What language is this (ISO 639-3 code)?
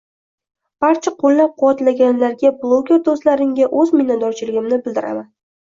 uzb